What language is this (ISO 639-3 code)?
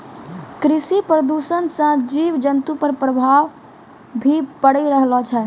mai